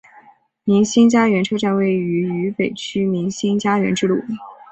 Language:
Chinese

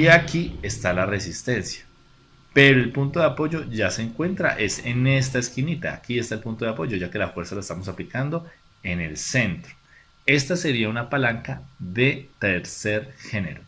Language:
Spanish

